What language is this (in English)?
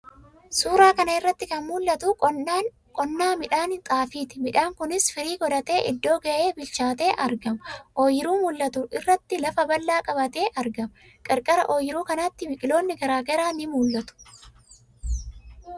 Oromo